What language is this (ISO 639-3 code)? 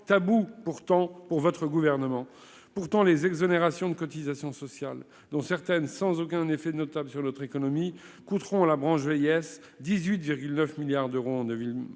fra